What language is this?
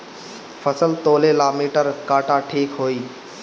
Bhojpuri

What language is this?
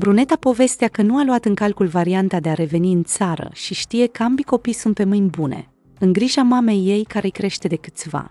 Romanian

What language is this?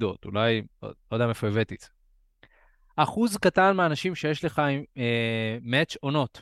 Hebrew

